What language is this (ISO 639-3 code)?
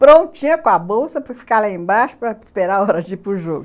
por